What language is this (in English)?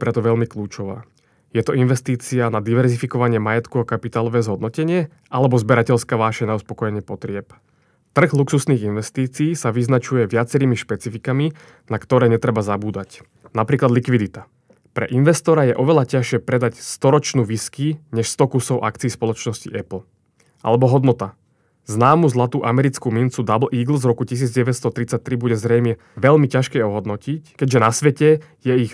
Slovak